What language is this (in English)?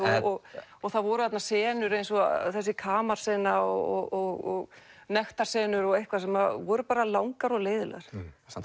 Icelandic